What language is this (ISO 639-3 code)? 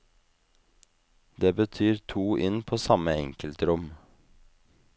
nor